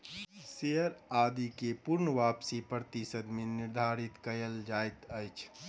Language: Maithili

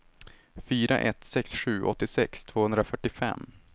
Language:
Swedish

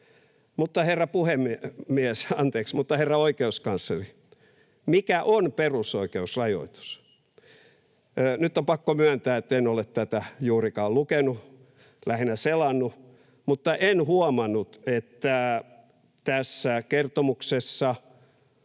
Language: Finnish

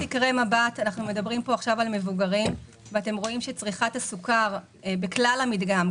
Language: Hebrew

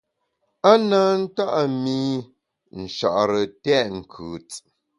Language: Bamun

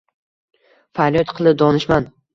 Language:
Uzbek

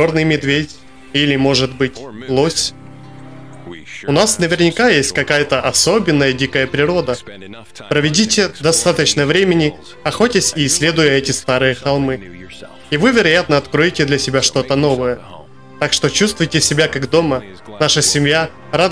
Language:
Russian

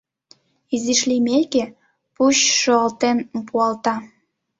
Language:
Mari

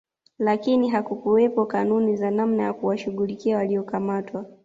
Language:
Swahili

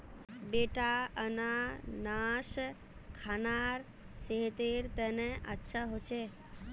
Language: Magahi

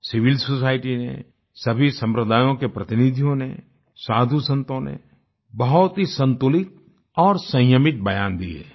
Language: Hindi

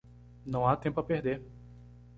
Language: Portuguese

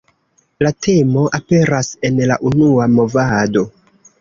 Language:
Esperanto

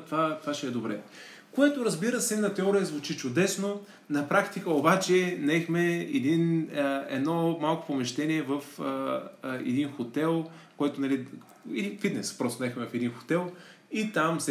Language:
Bulgarian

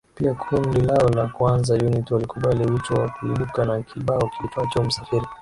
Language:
Swahili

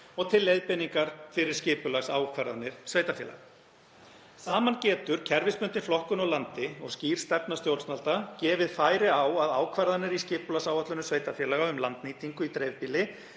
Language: Icelandic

